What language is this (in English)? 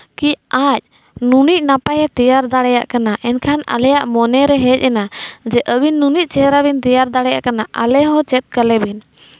Santali